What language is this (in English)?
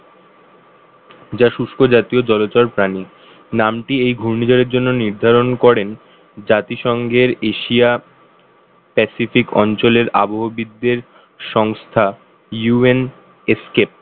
Bangla